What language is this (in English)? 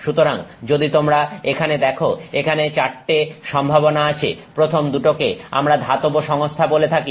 Bangla